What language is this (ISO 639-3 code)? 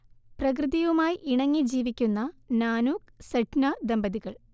mal